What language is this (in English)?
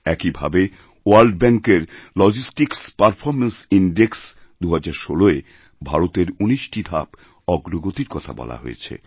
Bangla